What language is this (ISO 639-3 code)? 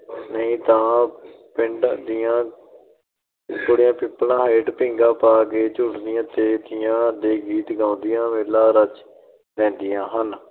pan